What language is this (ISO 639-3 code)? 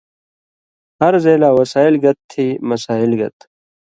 mvy